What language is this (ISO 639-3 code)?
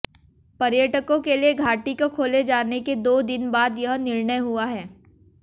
hin